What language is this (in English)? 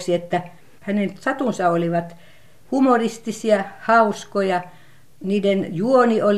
Finnish